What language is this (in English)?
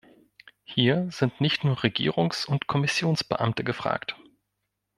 German